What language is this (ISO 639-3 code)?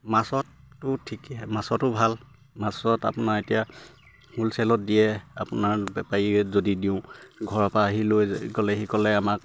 asm